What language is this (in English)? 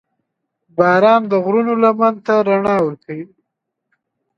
Pashto